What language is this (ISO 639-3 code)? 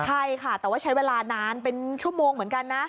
tha